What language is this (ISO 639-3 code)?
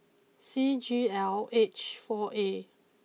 eng